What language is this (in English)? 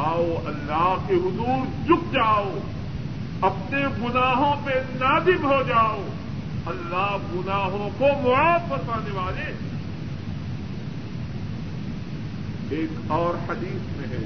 Urdu